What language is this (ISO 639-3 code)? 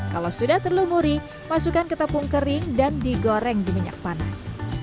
ind